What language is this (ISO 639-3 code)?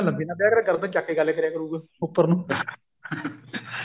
pan